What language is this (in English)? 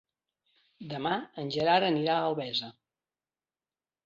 Catalan